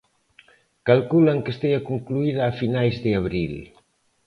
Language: Galician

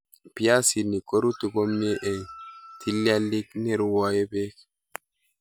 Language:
Kalenjin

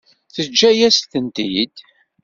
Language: Kabyle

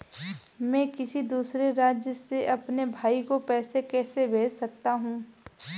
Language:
Hindi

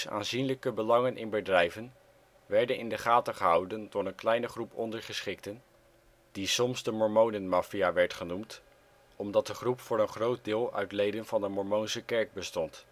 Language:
Dutch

